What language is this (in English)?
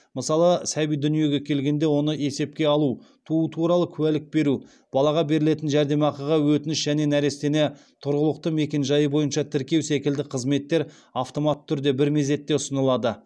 Kazakh